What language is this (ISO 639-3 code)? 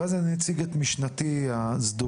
heb